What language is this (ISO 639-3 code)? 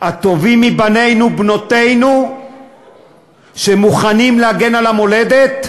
heb